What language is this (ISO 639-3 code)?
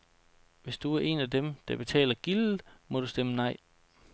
dan